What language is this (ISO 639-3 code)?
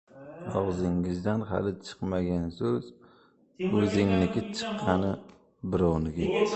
uzb